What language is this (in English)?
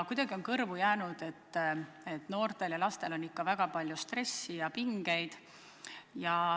Estonian